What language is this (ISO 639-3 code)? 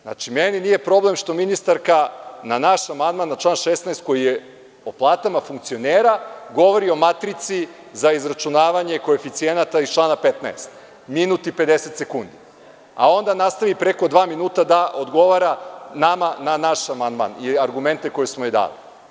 srp